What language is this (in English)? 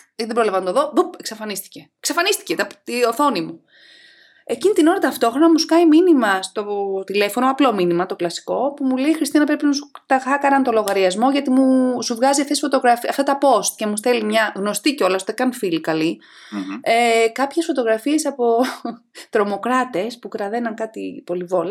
Greek